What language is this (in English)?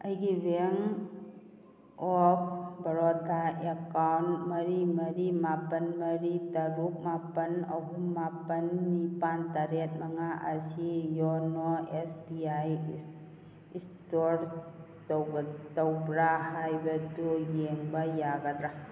Manipuri